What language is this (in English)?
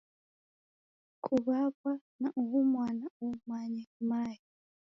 Taita